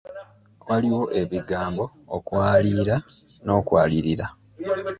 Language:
Ganda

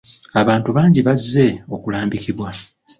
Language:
Ganda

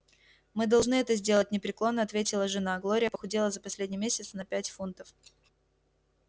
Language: Russian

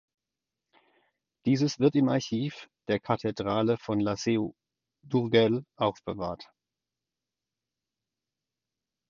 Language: German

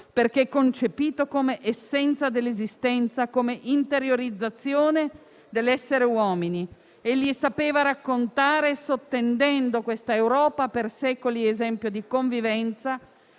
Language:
Italian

